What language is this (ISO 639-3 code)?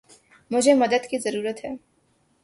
urd